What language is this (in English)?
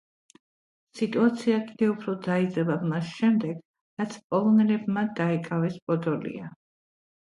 Georgian